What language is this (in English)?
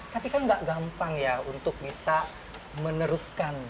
Indonesian